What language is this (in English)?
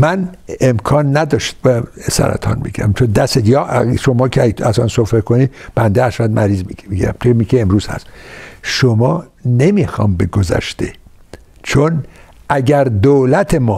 Persian